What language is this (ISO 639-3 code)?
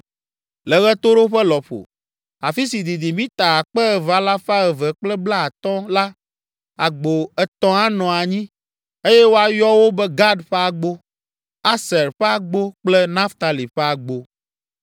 ewe